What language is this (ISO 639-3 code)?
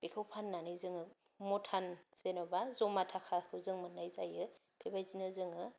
brx